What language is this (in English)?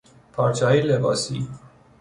Persian